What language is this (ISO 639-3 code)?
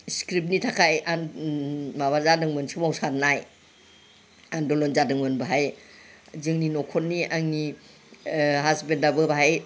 brx